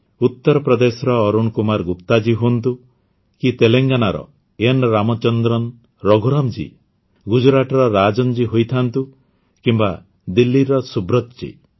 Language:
Odia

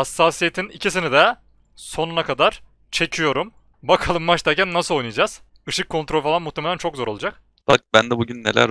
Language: Turkish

